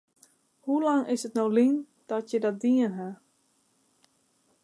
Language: Western Frisian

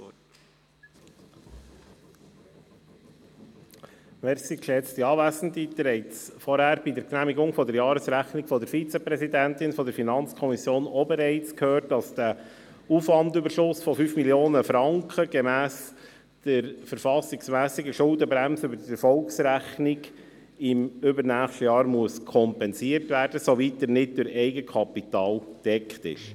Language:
Swiss German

